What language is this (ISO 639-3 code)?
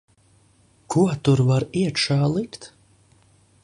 lav